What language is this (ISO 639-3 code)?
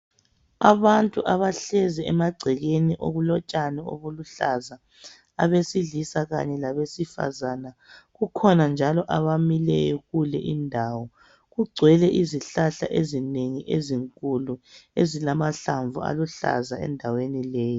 nde